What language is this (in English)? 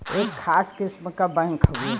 Bhojpuri